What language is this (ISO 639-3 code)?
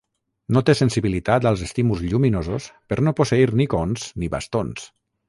cat